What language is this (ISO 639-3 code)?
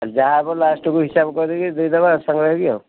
ori